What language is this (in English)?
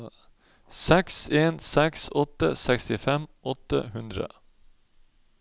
Norwegian